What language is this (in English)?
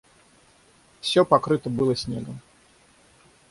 Russian